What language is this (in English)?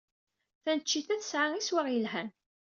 Kabyle